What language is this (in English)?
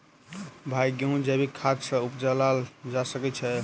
Maithili